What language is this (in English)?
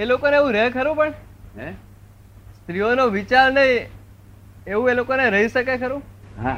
Gujarati